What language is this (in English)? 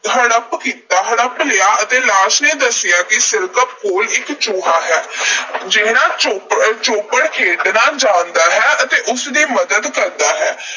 Punjabi